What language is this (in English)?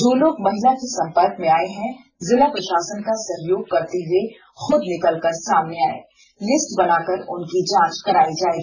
Hindi